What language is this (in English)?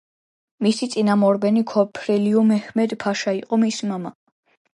Georgian